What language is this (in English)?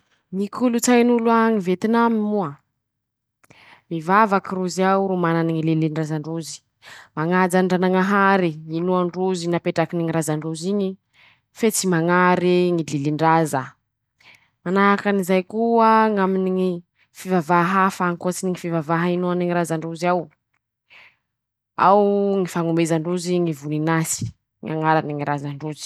Masikoro Malagasy